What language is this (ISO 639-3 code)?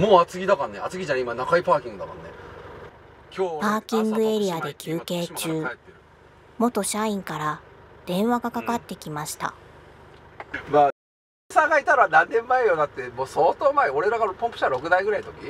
jpn